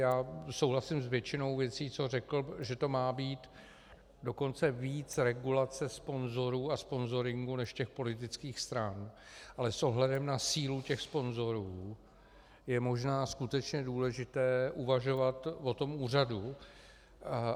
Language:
Czech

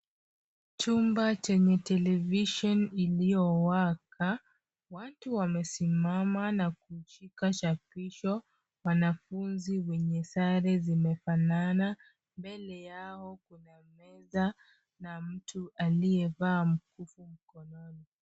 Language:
Swahili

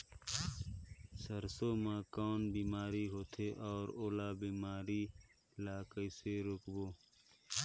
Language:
Chhattisgarhi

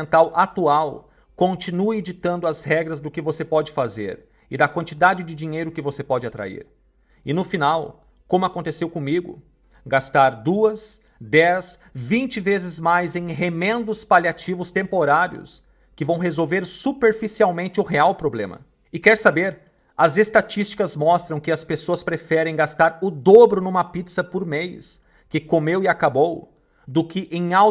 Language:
Portuguese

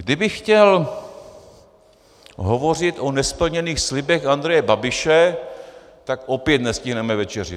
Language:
Czech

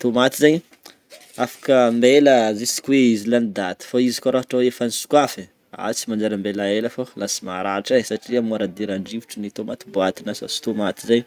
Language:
Northern Betsimisaraka Malagasy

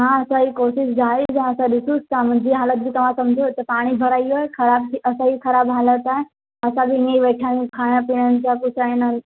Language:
Sindhi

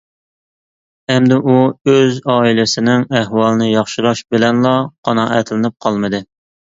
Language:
Uyghur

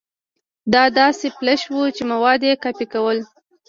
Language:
Pashto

